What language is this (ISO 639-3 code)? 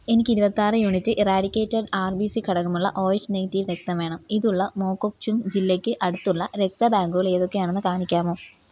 mal